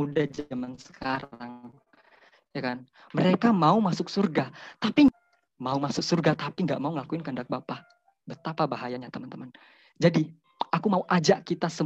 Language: Indonesian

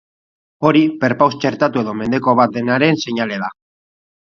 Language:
Basque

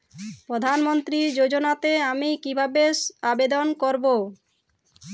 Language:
Bangla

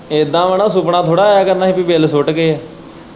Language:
Punjabi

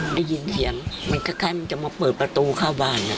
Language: Thai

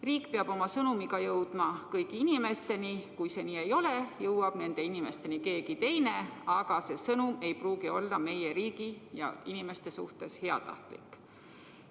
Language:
Estonian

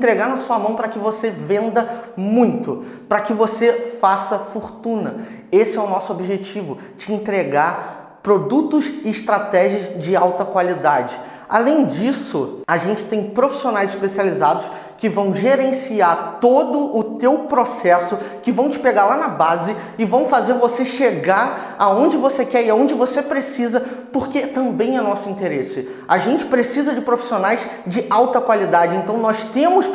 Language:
Portuguese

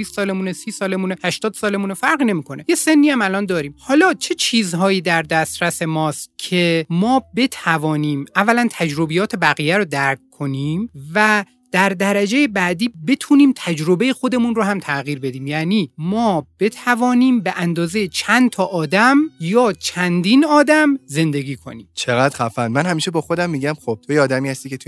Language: Persian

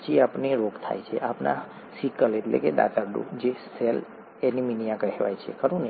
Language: Gujarati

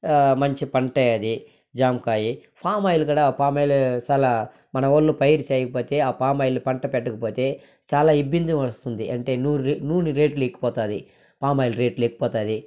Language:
Telugu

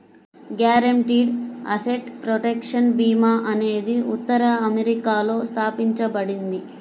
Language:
Telugu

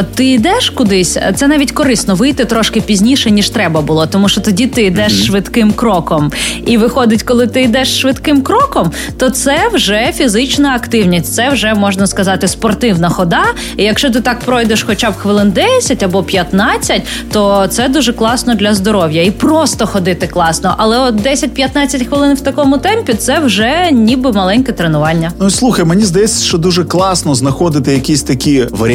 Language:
Ukrainian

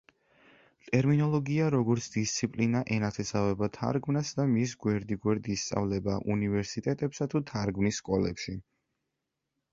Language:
Georgian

